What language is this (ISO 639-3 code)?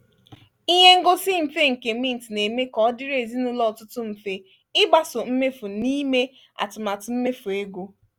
ibo